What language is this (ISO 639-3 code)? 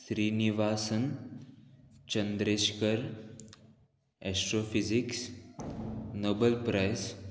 kok